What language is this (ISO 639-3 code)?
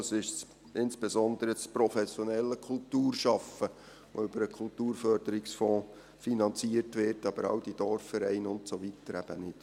gsw